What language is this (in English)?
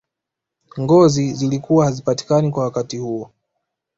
Swahili